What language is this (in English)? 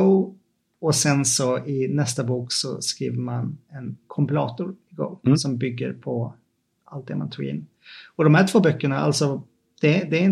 Swedish